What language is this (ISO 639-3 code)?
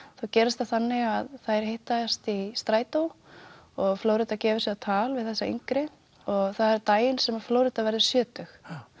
isl